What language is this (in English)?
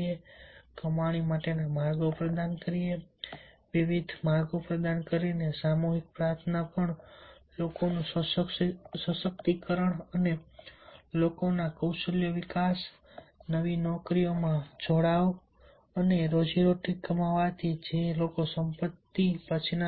Gujarati